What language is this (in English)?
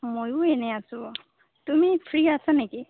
Assamese